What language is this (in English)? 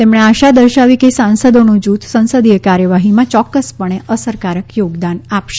Gujarati